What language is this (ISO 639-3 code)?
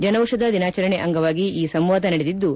kan